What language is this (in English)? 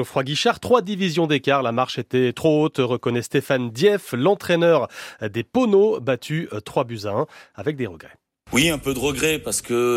French